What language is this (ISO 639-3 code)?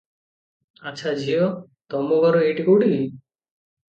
ori